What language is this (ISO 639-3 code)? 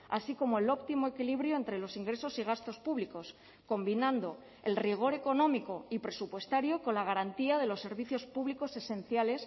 spa